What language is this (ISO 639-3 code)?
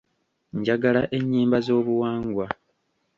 lug